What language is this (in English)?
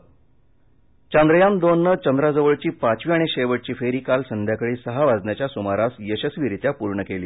Marathi